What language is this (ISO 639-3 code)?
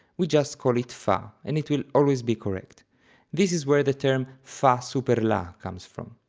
eng